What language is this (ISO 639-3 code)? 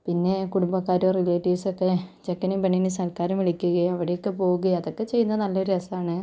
mal